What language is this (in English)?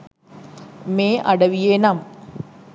Sinhala